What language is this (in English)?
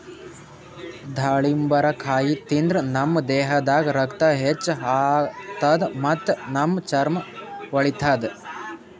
Kannada